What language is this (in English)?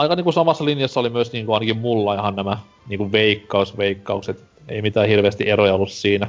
Finnish